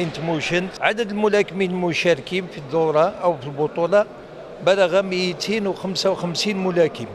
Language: Arabic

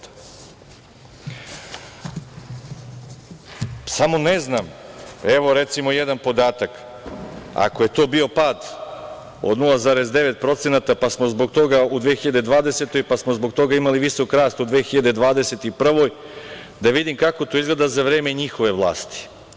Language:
Serbian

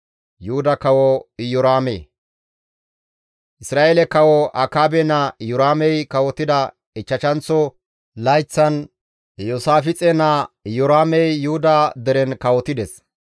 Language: Gamo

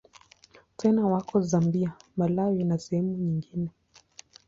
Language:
Swahili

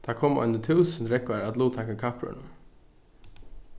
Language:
Faroese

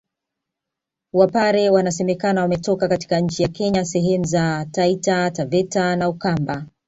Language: Swahili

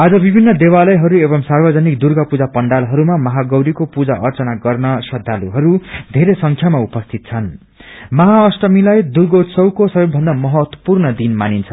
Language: Nepali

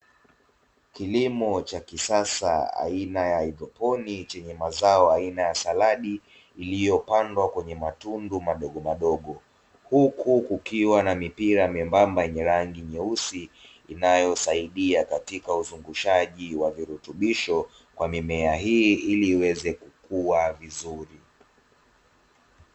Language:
Swahili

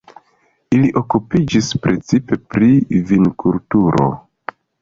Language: Esperanto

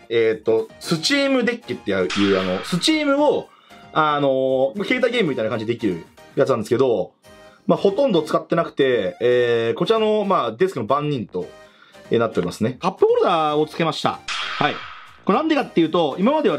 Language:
Japanese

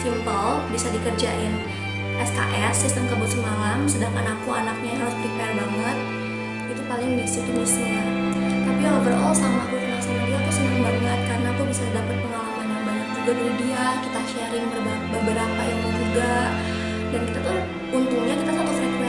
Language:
Indonesian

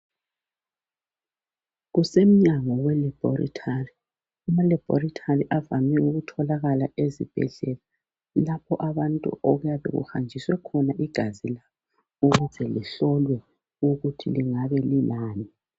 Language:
North Ndebele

